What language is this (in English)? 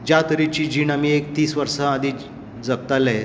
Konkani